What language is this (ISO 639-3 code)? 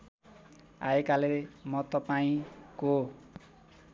nep